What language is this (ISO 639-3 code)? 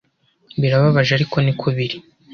kin